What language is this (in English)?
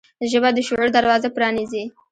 Pashto